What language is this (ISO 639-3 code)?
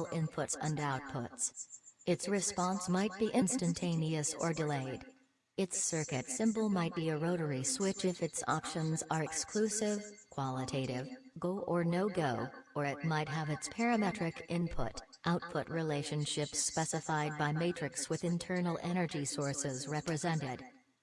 eng